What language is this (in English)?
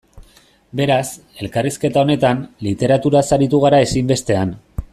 Basque